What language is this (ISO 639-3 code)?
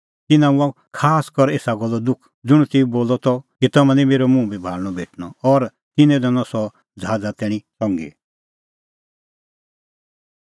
kfx